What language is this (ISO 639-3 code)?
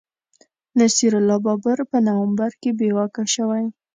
pus